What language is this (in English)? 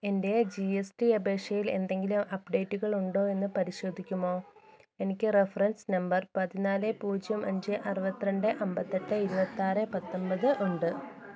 Malayalam